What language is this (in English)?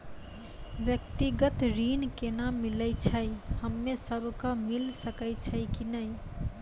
Maithili